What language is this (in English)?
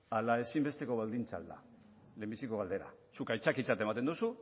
Basque